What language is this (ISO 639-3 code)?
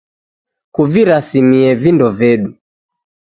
dav